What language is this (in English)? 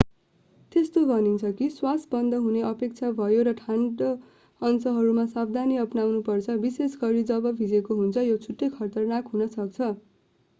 Nepali